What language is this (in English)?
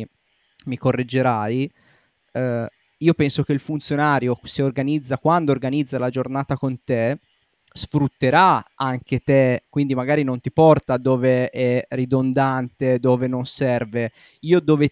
Italian